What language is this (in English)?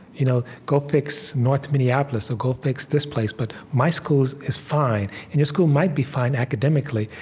English